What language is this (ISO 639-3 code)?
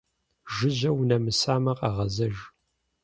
kbd